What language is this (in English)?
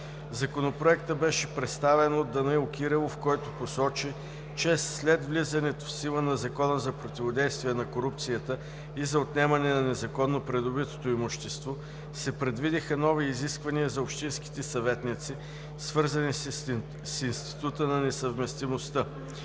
Bulgarian